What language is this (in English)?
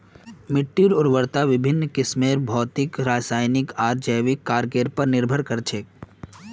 Magahi